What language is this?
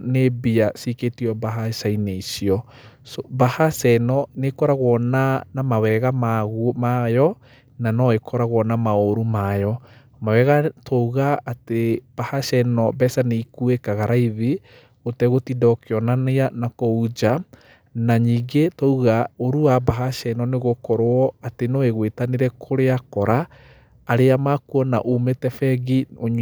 Kikuyu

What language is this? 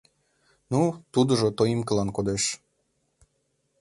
Mari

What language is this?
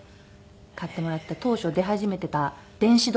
Japanese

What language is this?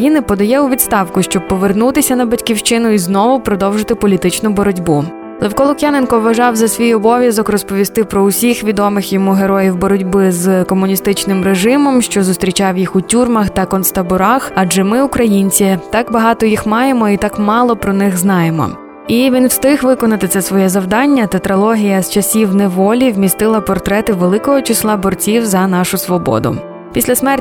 Ukrainian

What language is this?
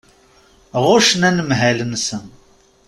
Kabyle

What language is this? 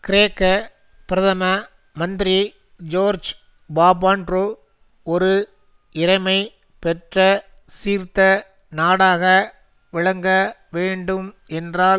Tamil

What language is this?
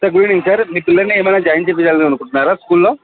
Telugu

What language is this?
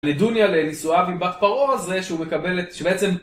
Hebrew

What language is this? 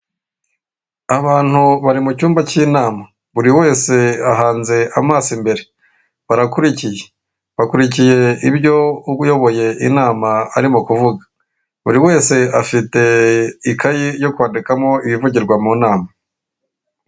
Kinyarwanda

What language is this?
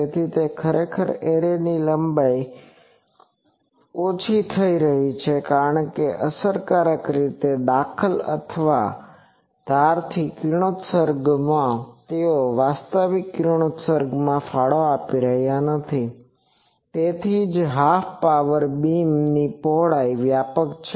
Gujarati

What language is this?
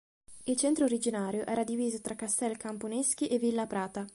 Italian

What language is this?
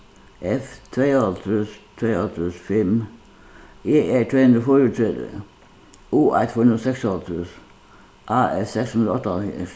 Faroese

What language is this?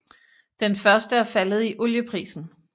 Danish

